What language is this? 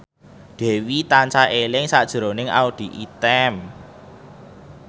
Javanese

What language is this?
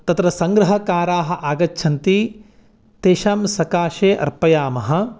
Sanskrit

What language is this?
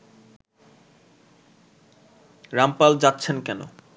Bangla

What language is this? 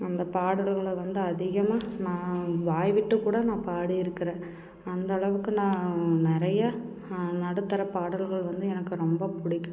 Tamil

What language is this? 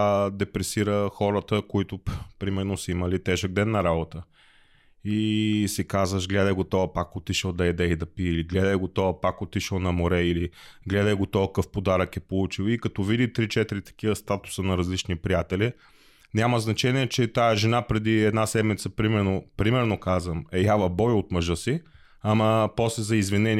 Bulgarian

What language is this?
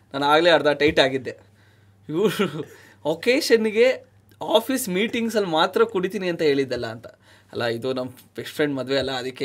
Kannada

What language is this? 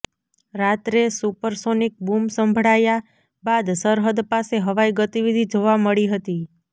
Gujarati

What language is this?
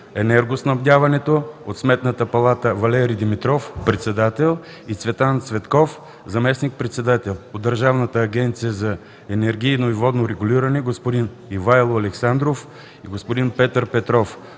Bulgarian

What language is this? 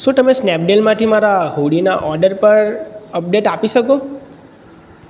Gujarati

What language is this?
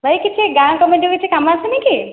Odia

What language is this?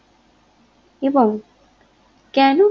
Bangla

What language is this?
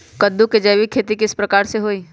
Magahi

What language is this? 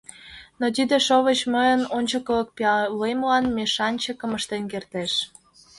Mari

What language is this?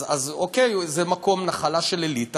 Hebrew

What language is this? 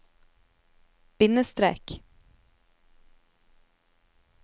Norwegian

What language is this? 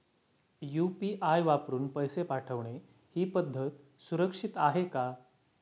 Marathi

